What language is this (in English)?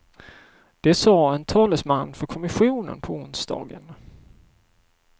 Swedish